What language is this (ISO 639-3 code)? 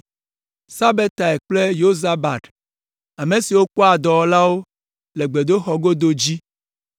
ewe